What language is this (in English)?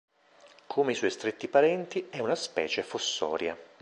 Italian